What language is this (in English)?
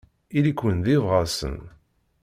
Kabyle